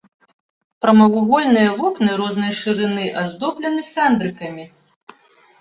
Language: Belarusian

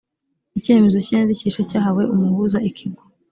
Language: Kinyarwanda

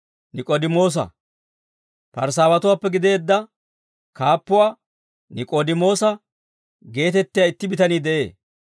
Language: Dawro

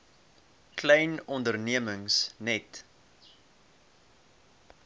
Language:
Afrikaans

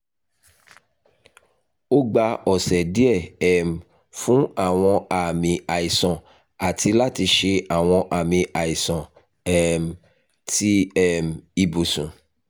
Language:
Yoruba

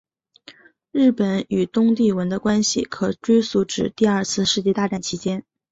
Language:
Chinese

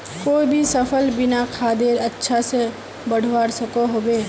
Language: Magahi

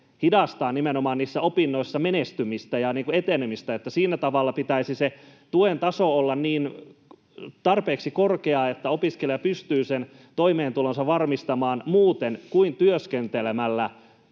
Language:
Finnish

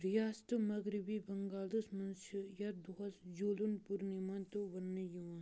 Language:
Kashmiri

